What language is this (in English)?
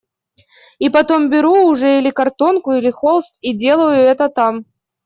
Russian